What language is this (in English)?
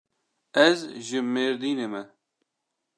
Kurdish